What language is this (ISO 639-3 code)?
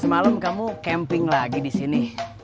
ind